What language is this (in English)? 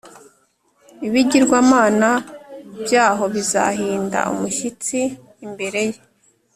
Kinyarwanda